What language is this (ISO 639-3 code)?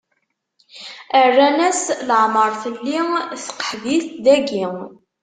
kab